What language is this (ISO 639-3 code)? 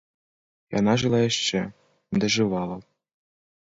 bel